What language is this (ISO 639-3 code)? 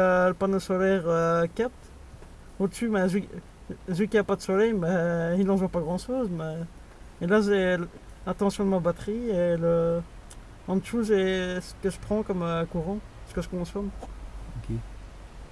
fra